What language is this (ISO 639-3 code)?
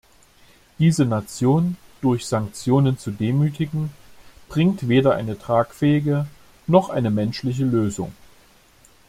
deu